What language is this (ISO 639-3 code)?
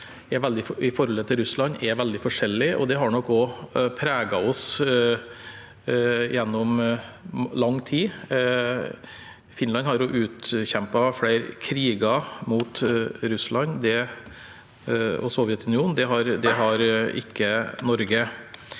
nor